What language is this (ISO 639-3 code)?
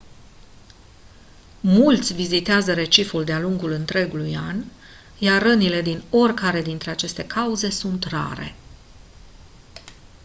ron